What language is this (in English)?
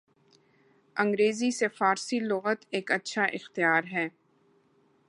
Urdu